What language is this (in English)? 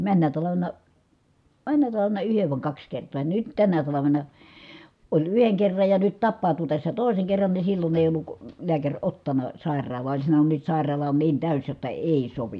Finnish